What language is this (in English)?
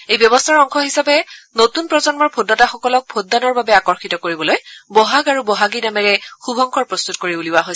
Assamese